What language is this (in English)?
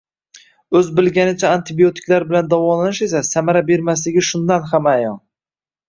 Uzbek